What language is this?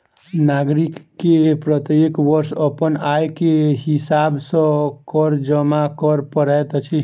Maithili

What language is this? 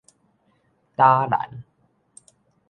Min Nan Chinese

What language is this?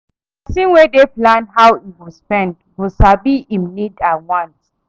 Nigerian Pidgin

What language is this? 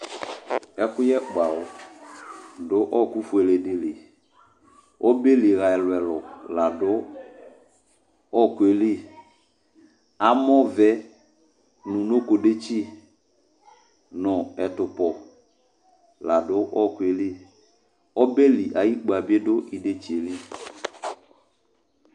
Ikposo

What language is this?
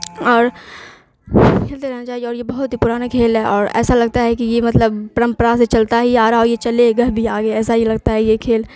Urdu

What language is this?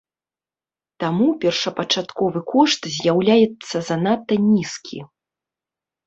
Belarusian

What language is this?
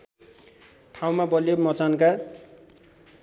Nepali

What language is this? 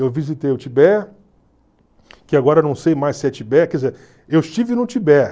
Portuguese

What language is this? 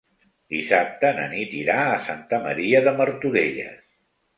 Catalan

